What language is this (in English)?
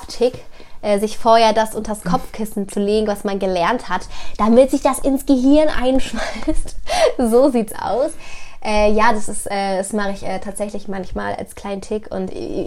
German